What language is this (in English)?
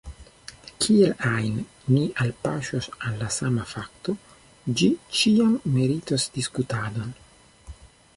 Esperanto